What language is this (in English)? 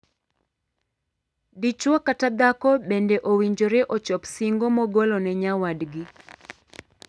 Luo (Kenya and Tanzania)